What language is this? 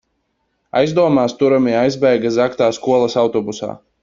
Latvian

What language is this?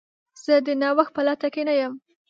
Pashto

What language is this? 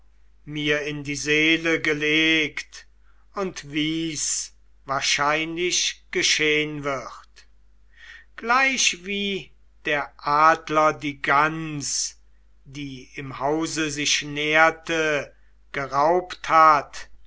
German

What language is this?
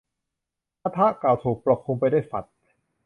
Thai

